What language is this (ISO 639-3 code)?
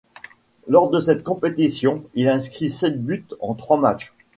fra